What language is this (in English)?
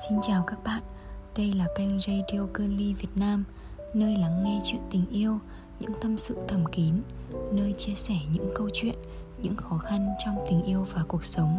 Vietnamese